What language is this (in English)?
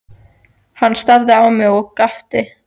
Icelandic